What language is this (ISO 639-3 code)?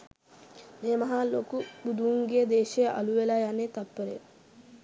sin